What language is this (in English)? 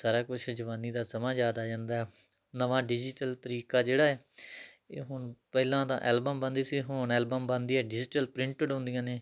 Punjabi